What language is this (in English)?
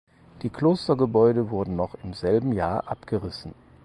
German